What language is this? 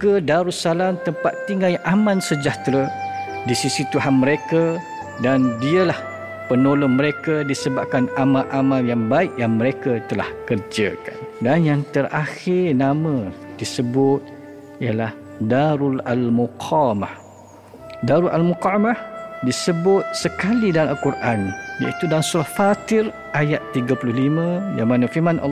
Malay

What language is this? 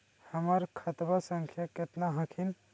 Magahi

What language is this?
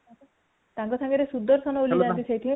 Odia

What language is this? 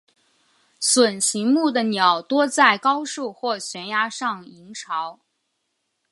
Chinese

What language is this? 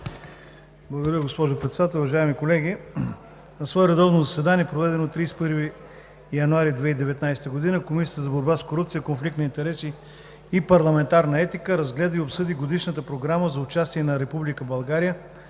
Bulgarian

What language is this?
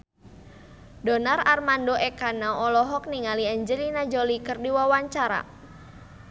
Sundanese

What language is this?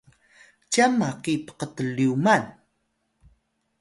Atayal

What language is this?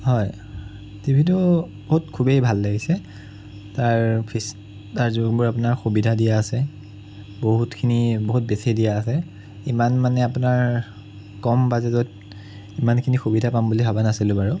Assamese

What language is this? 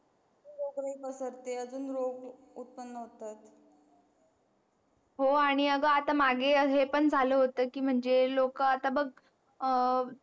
Marathi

